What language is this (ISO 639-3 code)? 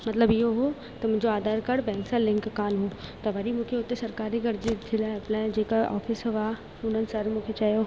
snd